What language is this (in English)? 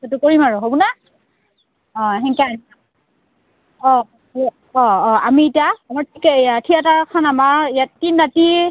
Assamese